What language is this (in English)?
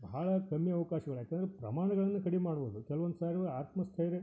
Kannada